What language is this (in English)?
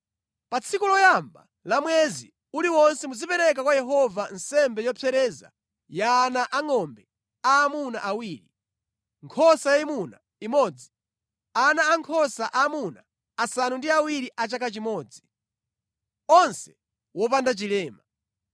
Nyanja